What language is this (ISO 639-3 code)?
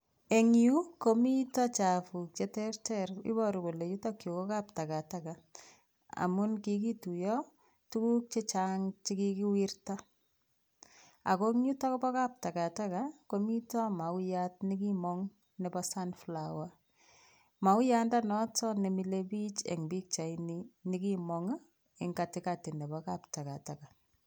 kln